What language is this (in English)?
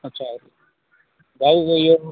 Sindhi